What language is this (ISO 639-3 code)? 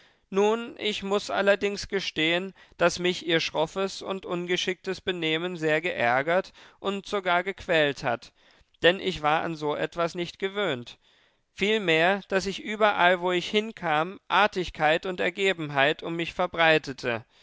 deu